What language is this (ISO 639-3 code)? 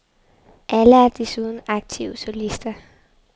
dan